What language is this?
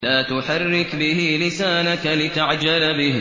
Arabic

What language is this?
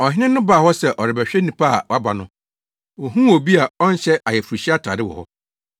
Akan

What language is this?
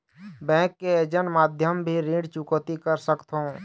Chhattisgarhi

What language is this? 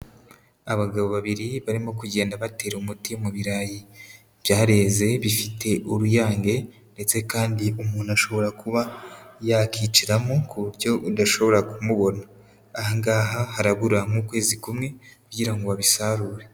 Kinyarwanda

